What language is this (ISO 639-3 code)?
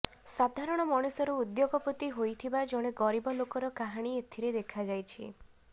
ori